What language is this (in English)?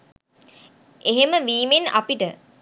Sinhala